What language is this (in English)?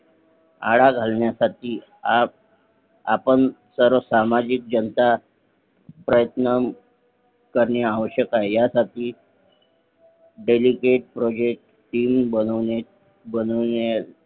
Marathi